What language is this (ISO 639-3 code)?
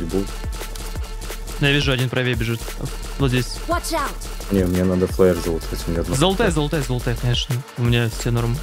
rus